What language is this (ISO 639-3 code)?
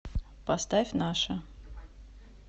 rus